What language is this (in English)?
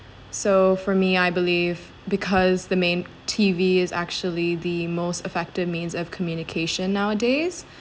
English